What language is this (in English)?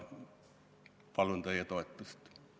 Estonian